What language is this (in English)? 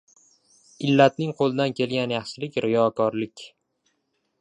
Uzbek